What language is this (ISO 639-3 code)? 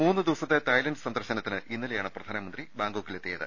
mal